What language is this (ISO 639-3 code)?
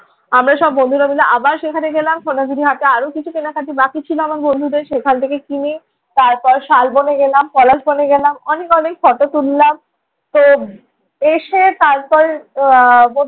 ben